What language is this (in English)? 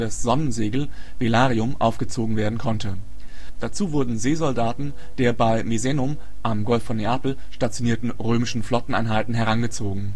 German